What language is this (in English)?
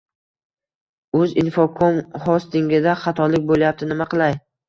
Uzbek